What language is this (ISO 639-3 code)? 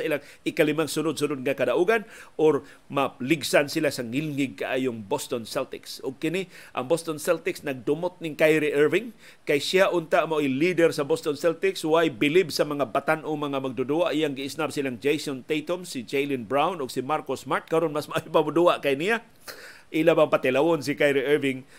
fil